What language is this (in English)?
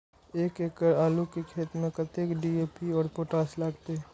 Maithili